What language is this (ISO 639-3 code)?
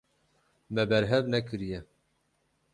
kur